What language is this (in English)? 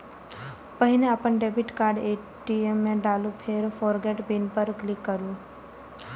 Maithili